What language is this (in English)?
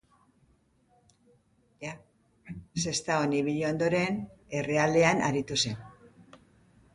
Basque